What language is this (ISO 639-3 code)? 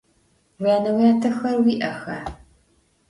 ady